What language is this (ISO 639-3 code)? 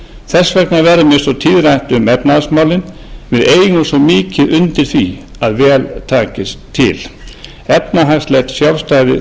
isl